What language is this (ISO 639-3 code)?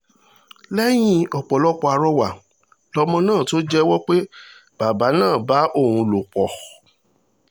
yor